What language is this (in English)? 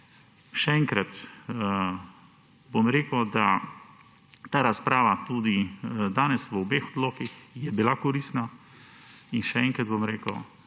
Slovenian